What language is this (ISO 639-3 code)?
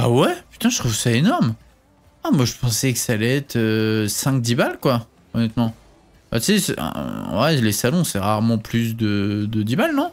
fra